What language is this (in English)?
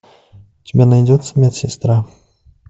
Russian